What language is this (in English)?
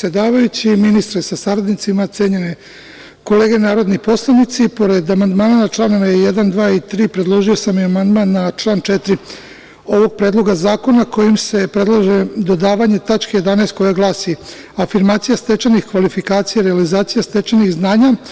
Serbian